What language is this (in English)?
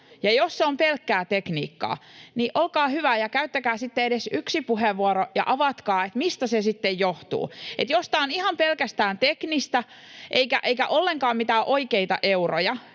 Finnish